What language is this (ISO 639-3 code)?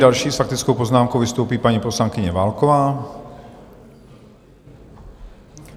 ces